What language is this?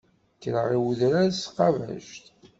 Kabyle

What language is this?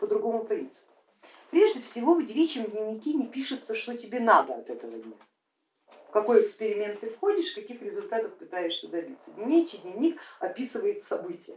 Russian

